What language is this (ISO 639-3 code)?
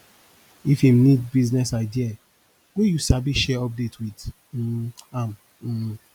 pcm